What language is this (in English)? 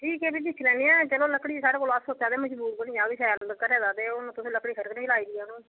Dogri